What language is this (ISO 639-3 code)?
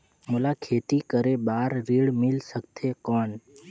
hne